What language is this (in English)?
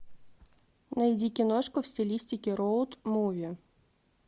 Russian